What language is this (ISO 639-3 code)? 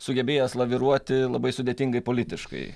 lit